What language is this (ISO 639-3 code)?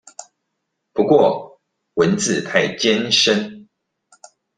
zho